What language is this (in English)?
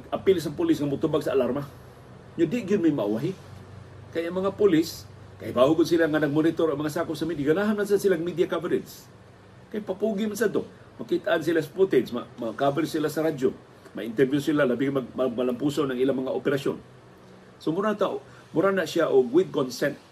Filipino